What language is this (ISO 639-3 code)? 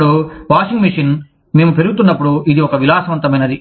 tel